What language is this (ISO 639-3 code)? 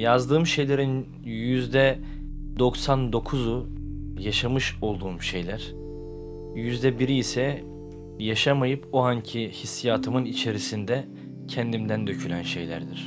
tur